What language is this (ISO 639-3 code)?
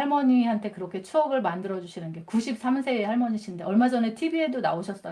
kor